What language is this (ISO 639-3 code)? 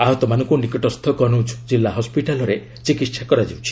ori